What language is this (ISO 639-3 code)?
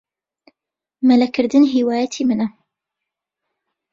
ckb